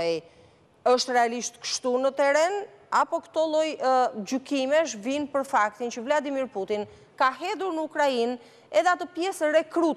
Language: Romanian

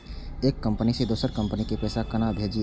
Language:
Maithili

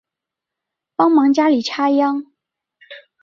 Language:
Chinese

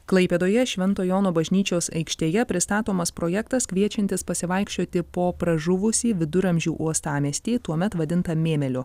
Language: Lithuanian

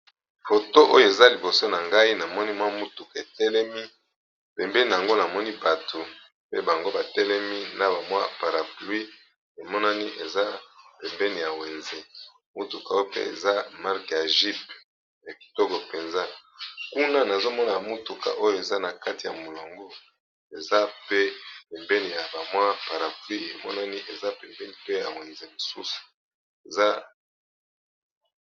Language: Lingala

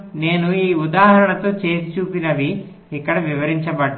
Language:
Telugu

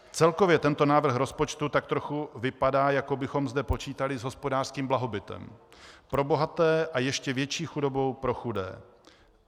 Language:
Czech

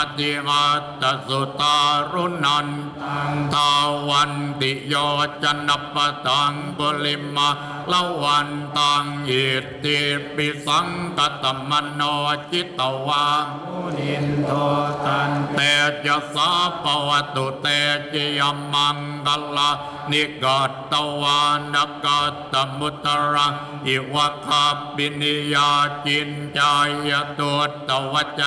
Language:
Thai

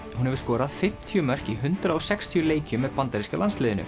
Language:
Icelandic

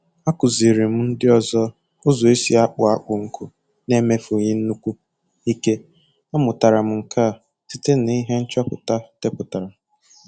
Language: Igbo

